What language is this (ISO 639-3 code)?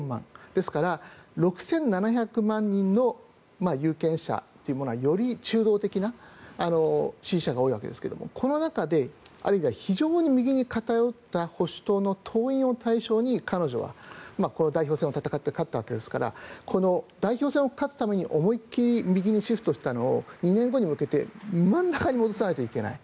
jpn